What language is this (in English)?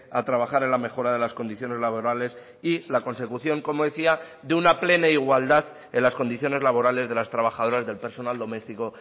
Spanish